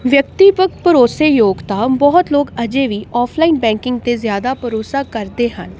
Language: Punjabi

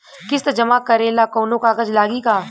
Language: Bhojpuri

